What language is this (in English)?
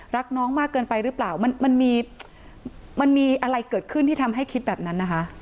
Thai